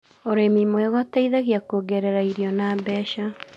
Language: Kikuyu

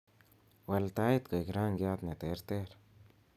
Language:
Kalenjin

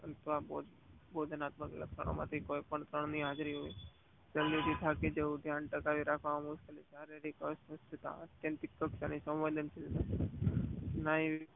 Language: Gujarati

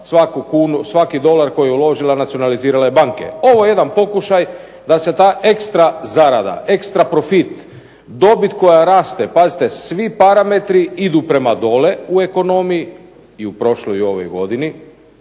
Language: Croatian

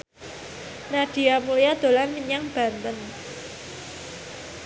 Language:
Javanese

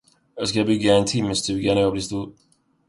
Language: Swedish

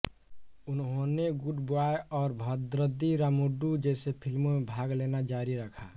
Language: Hindi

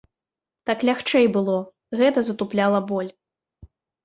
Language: Belarusian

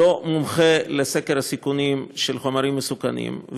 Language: Hebrew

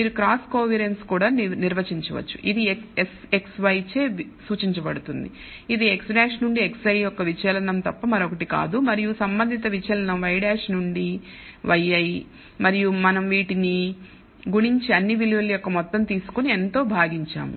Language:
Telugu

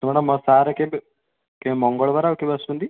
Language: Odia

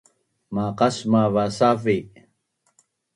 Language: Bunun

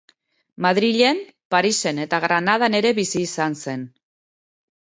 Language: Basque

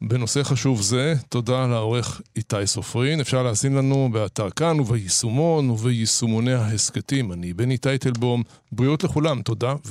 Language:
Hebrew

